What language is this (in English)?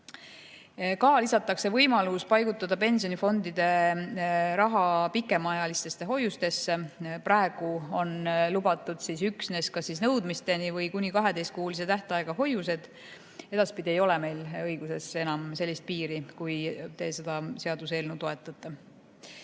Estonian